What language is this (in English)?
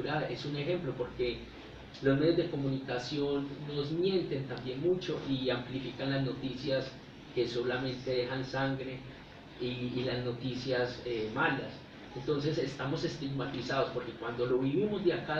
Spanish